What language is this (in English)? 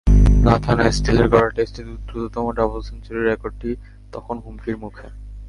Bangla